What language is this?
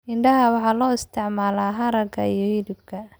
Somali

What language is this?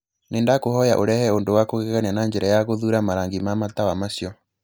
Kikuyu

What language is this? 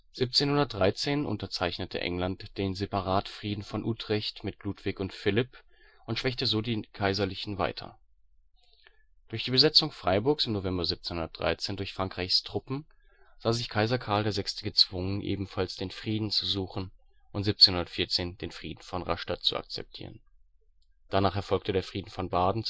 German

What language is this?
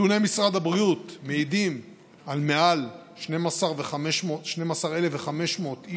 Hebrew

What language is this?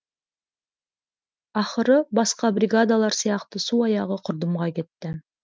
Kazakh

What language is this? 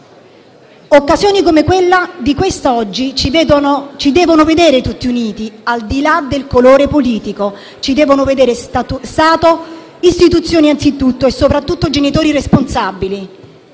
Italian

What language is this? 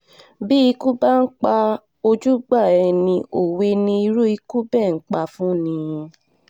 Yoruba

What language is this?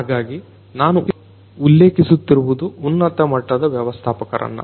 Kannada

